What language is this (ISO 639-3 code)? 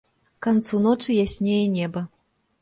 bel